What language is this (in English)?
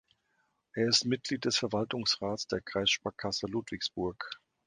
German